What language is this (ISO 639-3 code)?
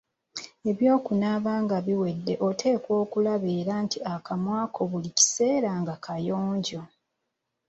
lug